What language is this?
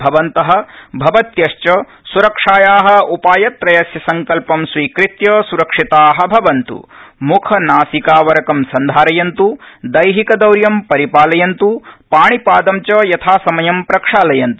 Sanskrit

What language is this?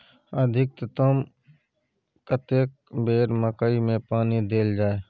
Maithili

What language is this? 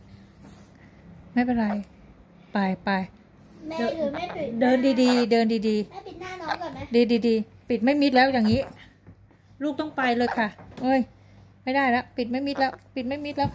Thai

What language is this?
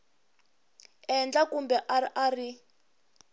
Tsonga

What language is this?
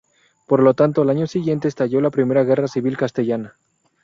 Spanish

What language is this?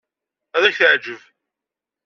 Kabyle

